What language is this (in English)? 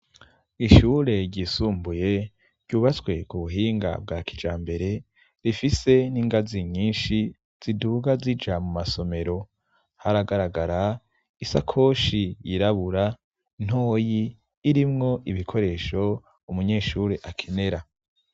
Rundi